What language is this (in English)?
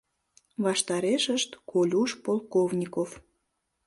Mari